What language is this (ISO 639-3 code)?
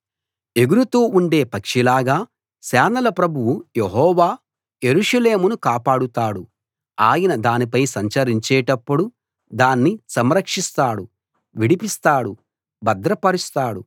tel